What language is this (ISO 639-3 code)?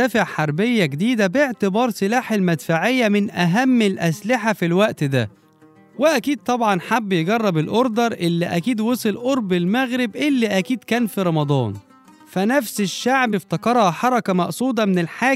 ara